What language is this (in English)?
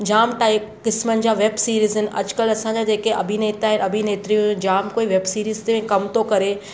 Sindhi